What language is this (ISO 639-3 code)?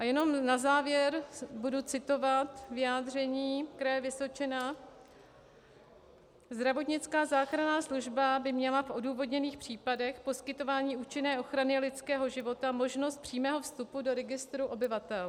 ces